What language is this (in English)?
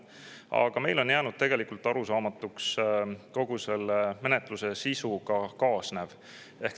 Estonian